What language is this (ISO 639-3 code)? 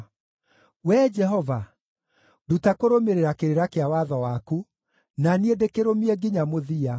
kik